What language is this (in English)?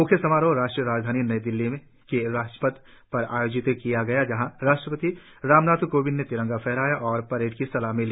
Hindi